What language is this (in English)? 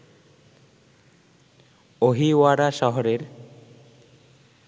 Bangla